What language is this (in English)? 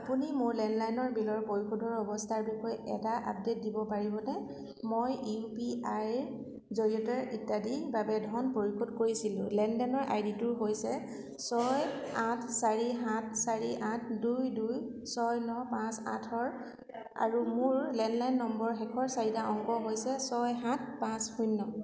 Assamese